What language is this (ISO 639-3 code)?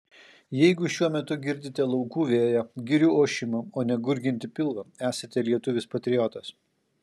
lit